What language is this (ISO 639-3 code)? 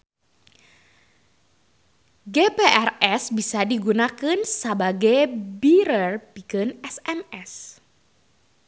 sun